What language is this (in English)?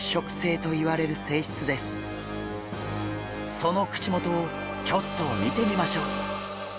Japanese